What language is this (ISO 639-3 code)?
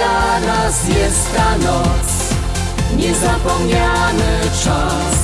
pol